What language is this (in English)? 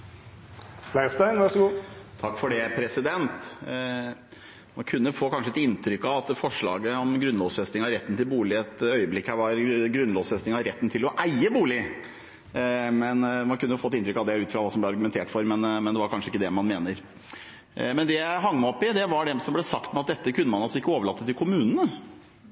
Norwegian Bokmål